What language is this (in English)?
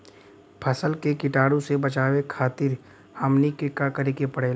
Bhojpuri